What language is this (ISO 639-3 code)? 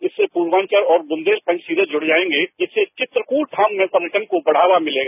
hin